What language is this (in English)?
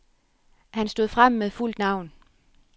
Danish